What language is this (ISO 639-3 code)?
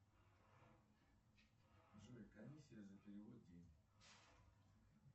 rus